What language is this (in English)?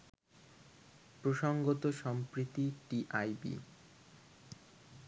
Bangla